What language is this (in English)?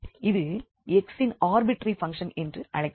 Tamil